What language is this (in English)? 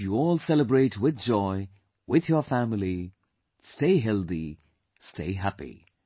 English